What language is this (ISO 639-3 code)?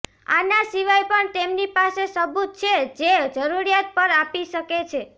guj